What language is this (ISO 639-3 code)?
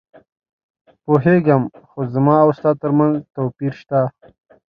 pus